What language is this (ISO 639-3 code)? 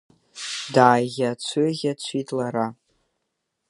abk